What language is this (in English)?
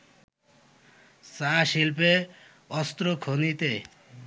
Bangla